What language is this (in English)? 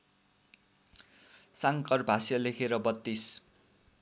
Nepali